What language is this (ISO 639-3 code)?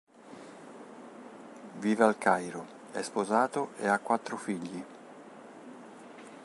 ita